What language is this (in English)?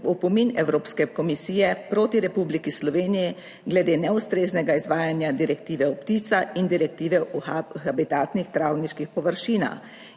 Slovenian